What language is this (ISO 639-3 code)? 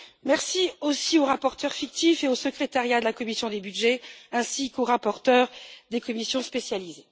fra